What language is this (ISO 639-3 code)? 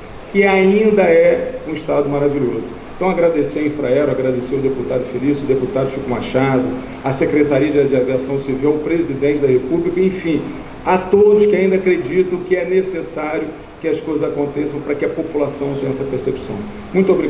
por